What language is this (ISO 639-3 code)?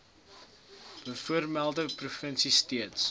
afr